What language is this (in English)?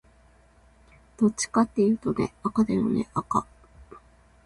Japanese